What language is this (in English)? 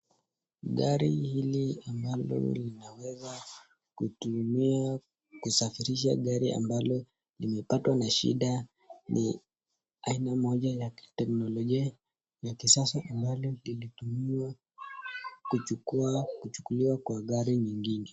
Swahili